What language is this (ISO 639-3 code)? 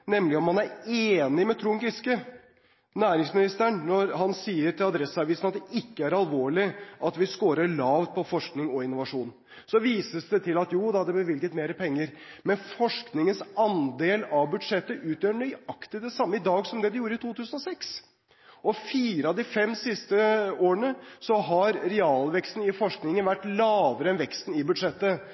nob